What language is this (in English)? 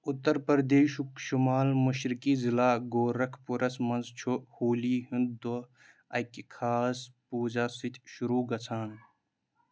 Kashmiri